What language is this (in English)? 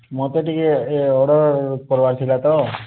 Odia